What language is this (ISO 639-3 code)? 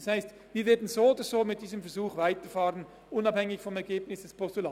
gsw